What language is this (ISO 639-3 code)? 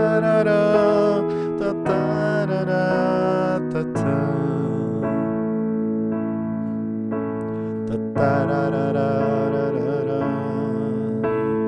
por